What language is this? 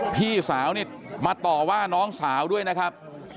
Thai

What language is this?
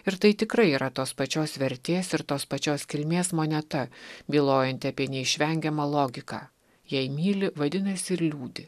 Lithuanian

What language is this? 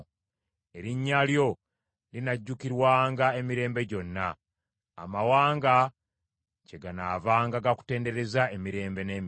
Ganda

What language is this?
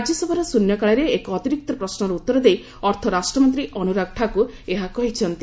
Odia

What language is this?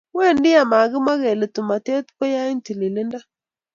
Kalenjin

